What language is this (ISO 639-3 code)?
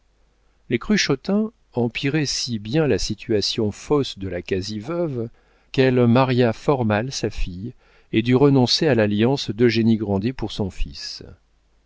fra